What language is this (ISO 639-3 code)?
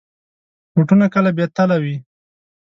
pus